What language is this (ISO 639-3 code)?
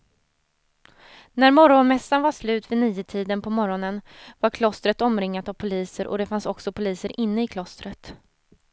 swe